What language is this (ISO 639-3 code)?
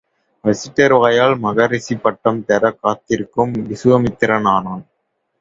tam